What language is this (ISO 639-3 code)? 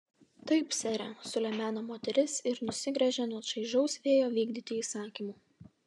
lit